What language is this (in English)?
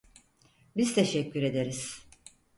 Turkish